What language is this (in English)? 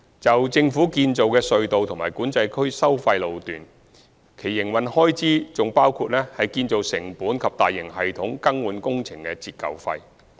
Cantonese